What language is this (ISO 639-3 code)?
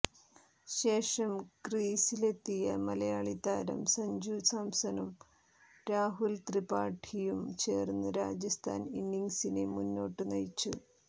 mal